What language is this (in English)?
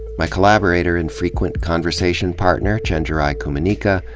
English